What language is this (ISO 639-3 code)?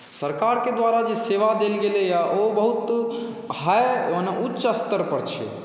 mai